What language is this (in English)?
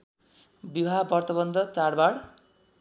Nepali